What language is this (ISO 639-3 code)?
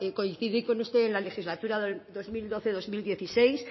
spa